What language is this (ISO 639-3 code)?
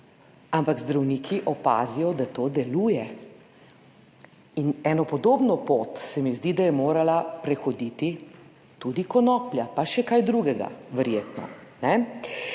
slv